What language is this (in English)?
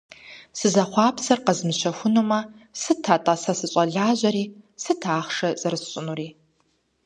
Kabardian